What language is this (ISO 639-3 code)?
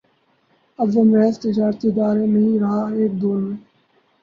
urd